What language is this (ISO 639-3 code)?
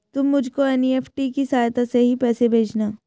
hin